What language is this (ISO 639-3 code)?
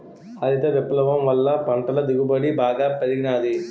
tel